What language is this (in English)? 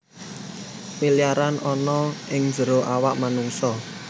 Javanese